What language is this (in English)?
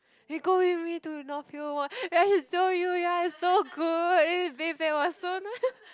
English